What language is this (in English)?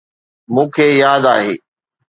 Sindhi